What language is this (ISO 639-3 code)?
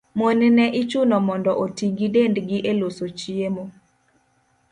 luo